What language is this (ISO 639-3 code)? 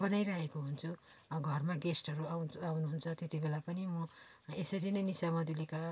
nep